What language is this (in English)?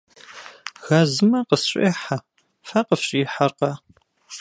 Kabardian